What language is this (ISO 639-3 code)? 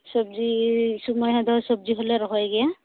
sat